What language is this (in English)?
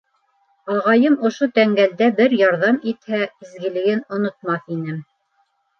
Bashkir